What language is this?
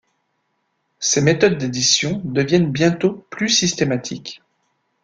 French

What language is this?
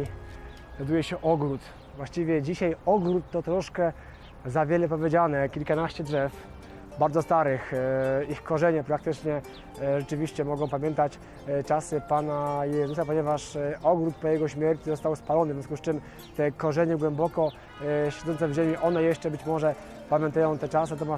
Polish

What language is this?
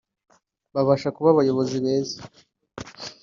Kinyarwanda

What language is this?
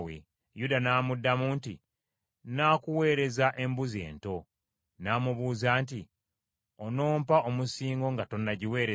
Ganda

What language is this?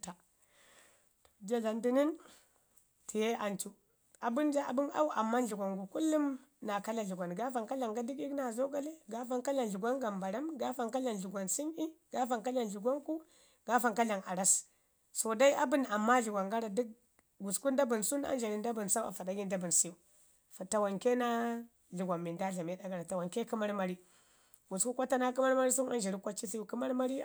Ngizim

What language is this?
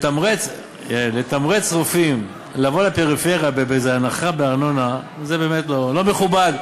Hebrew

